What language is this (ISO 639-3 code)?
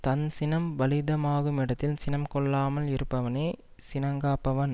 tam